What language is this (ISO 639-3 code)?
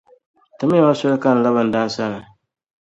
dag